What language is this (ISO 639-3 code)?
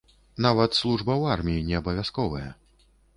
bel